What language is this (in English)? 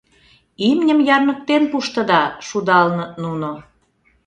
Mari